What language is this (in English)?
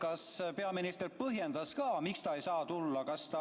Estonian